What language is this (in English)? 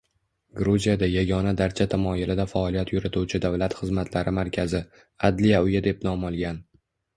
Uzbek